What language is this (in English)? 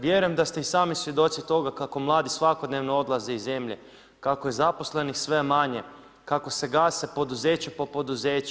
Croatian